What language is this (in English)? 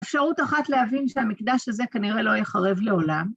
Hebrew